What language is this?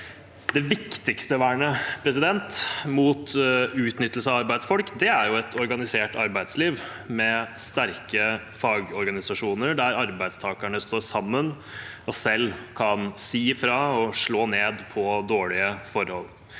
Norwegian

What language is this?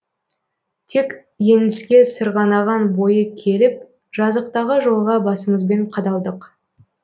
Kazakh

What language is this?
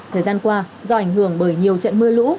Vietnamese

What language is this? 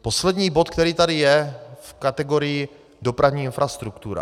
Czech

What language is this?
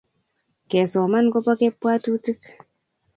Kalenjin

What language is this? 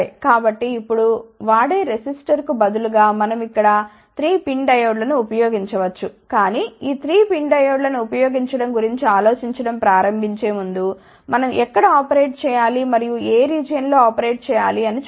Telugu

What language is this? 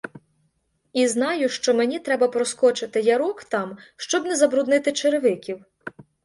Ukrainian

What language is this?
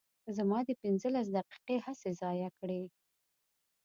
Pashto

